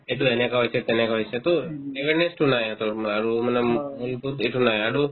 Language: Assamese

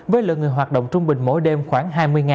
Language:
Vietnamese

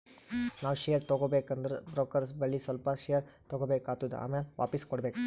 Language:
Kannada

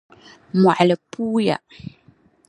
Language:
Dagbani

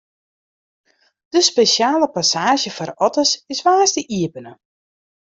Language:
Western Frisian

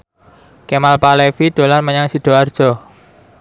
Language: Javanese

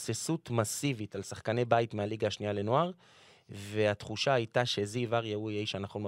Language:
Hebrew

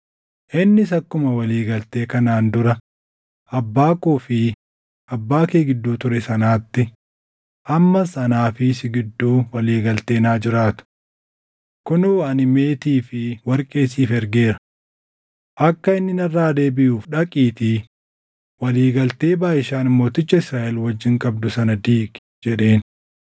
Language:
Oromo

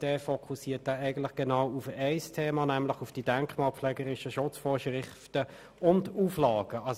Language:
Swiss German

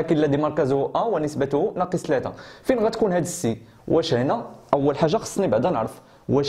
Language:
Arabic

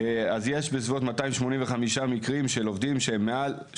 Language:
Hebrew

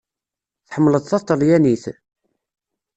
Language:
Kabyle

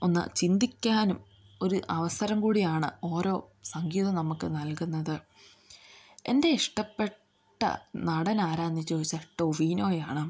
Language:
Malayalam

